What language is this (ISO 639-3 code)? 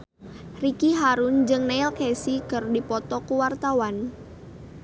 sun